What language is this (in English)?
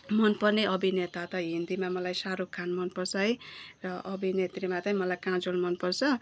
Nepali